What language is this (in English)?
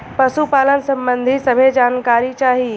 Bhojpuri